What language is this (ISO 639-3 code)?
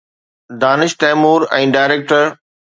snd